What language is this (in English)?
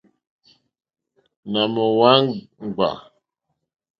Mokpwe